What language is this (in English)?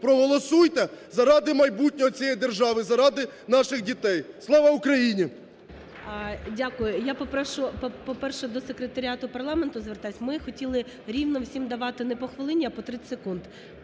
Ukrainian